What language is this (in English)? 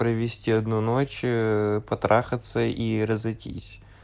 Russian